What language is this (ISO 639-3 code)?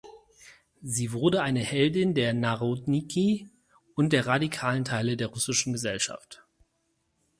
deu